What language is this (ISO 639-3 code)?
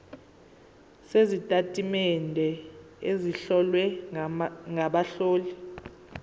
zul